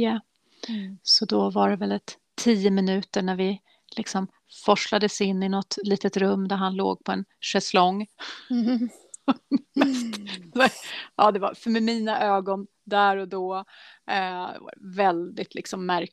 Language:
Swedish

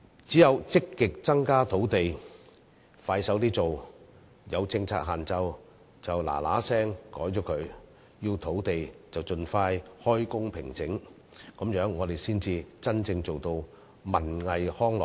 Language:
Cantonese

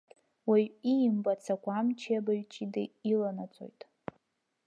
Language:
Abkhazian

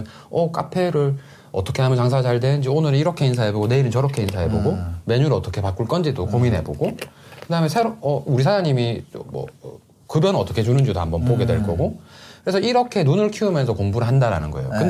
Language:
Korean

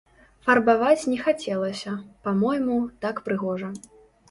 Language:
Belarusian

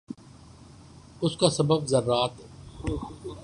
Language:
Urdu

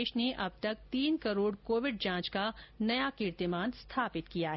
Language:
Hindi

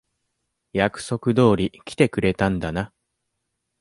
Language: Japanese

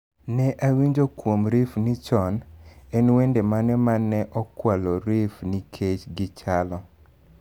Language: Luo (Kenya and Tanzania)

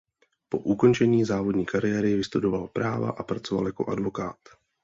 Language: Czech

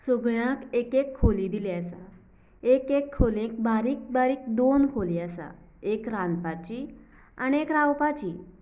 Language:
Konkani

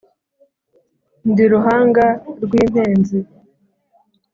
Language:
Kinyarwanda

